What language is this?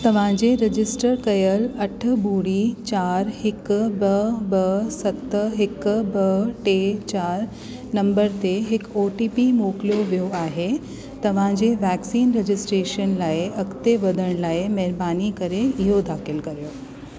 Sindhi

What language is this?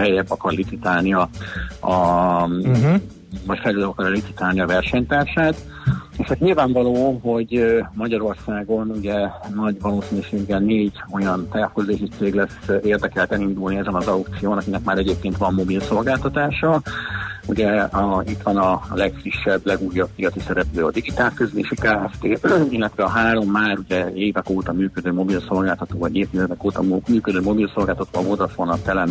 Hungarian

